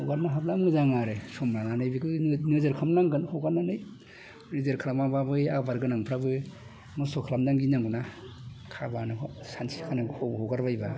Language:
Bodo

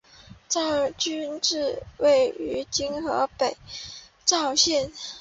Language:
Chinese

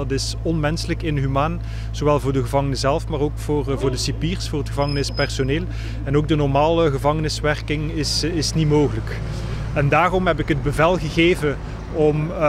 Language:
Dutch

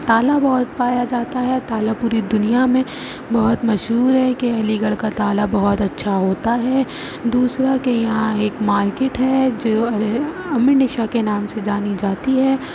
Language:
Urdu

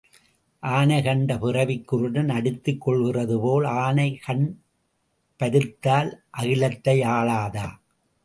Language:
Tamil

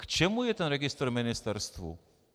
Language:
Czech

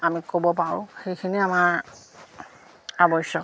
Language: Assamese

